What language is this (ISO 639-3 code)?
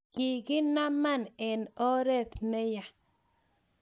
kln